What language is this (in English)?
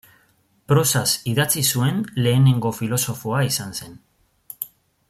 Basque